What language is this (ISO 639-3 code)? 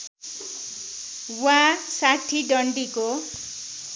nep